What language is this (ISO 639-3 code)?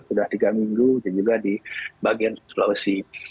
ind